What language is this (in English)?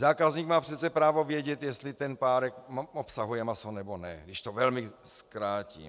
Czech